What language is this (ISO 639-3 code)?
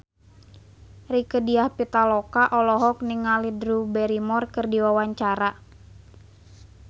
sun